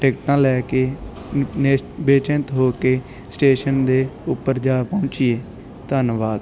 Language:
Punjabi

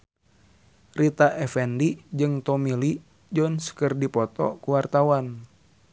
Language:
Sundanese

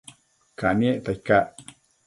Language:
Matsés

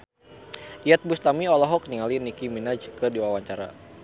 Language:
Sundanese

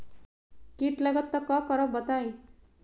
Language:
Magahi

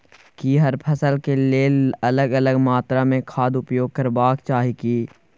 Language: Maithili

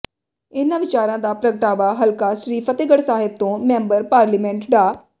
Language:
Punjabi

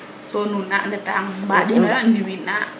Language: Serer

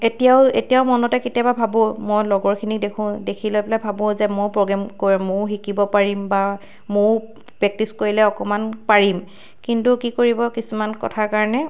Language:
Assamese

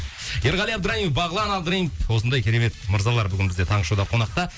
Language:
Kazakh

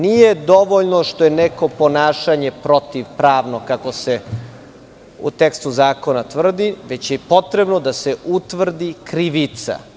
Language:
Serbian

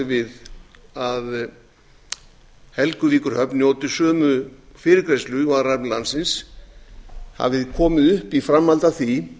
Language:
Icelandic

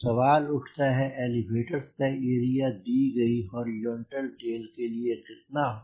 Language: Hindi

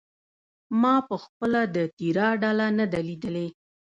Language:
Pashto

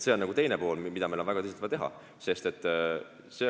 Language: Estonian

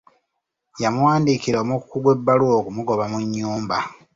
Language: Ganda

